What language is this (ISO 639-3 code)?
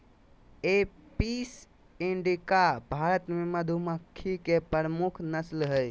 mag